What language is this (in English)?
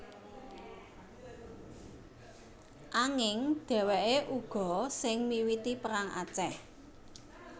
Javanese